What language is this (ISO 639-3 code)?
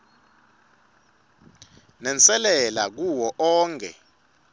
ssw